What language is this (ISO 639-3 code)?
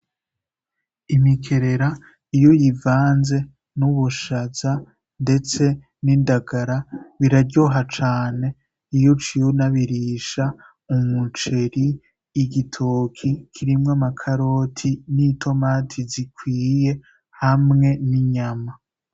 run